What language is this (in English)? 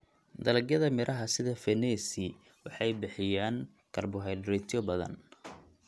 Somali